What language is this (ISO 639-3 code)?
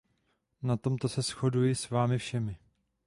ces